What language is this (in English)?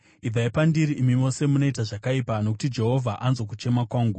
Shona